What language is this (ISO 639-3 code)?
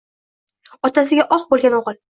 uzb